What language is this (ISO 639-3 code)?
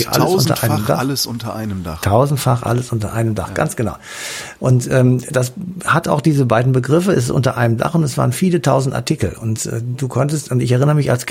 deu